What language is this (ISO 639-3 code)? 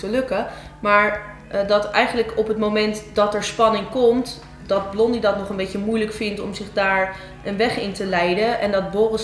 nld